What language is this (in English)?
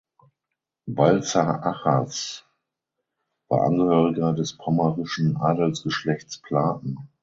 German